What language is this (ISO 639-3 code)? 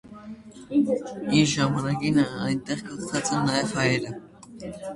hye